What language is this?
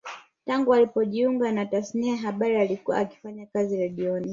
Swahili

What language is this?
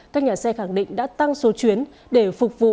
Vietnamese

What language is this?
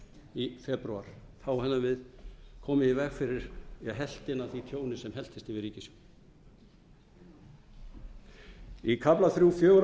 Icelandic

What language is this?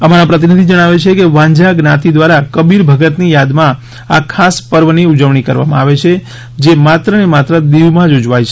Gujarati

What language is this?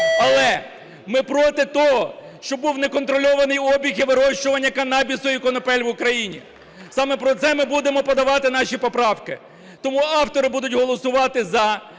Ukrainian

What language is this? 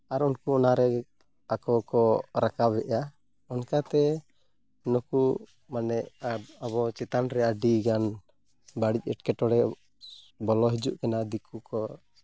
Santali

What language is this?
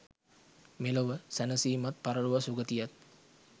Sinhala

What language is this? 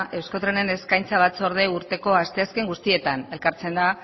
Basque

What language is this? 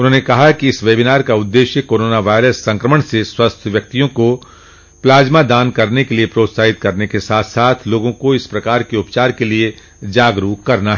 Hindi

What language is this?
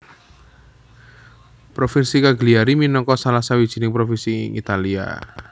Javanese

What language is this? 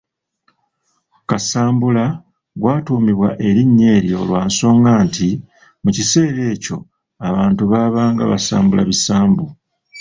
Ganda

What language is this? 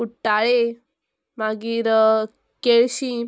Konkani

